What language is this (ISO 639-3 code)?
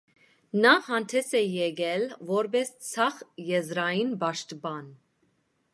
hye